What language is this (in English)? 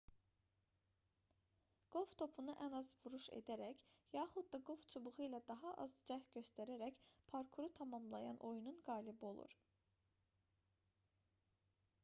Azerbaijani